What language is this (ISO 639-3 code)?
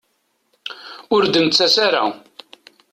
kab